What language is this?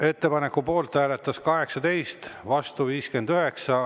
Estonian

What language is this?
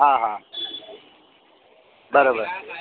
Sindhi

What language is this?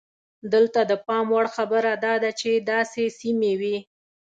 Pashto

